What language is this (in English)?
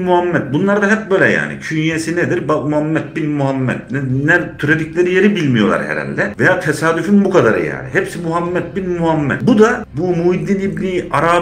Turkish